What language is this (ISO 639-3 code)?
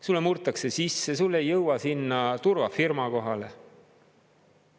est